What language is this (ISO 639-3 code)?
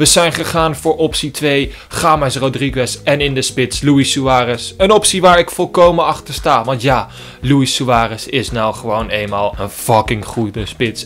nld